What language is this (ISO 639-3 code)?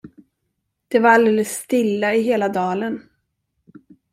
swe